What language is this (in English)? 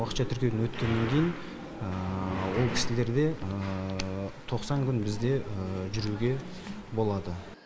Kazakh